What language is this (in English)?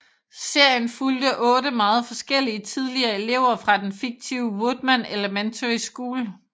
Danish